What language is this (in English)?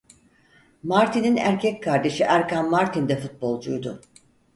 Turkish